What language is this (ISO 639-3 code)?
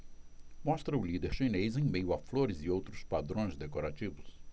por